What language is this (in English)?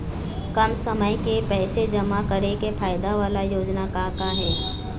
Chhattisgarhi